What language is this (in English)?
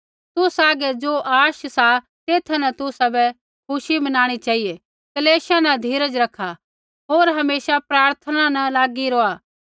Kullu Pahari